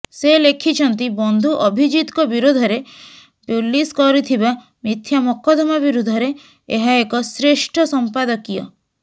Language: Odia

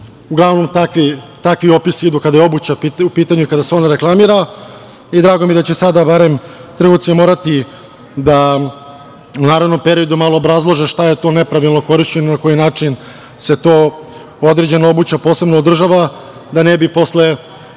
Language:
Serbian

